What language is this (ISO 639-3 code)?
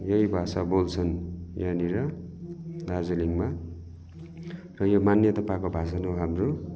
nep